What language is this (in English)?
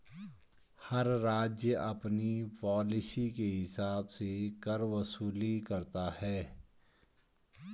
Hindi